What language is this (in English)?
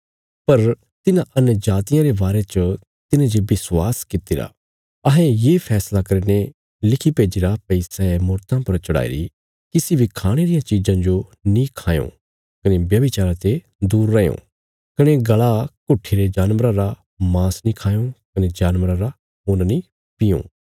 Bilaspuri